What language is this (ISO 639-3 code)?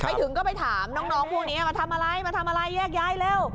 tha